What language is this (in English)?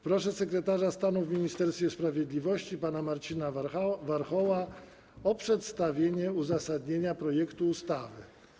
Polish